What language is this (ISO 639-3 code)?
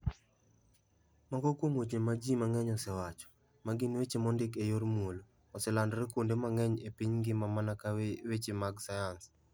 luo